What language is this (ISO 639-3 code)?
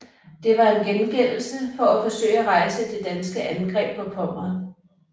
dan